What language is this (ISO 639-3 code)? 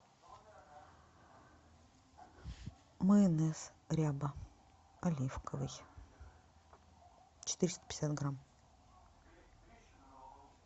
rus